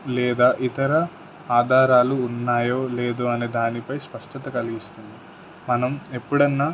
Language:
Telugu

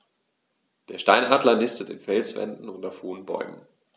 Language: German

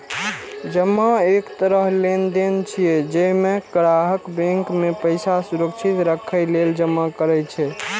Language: Maithili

